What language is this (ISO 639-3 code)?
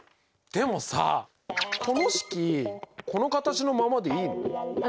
jpn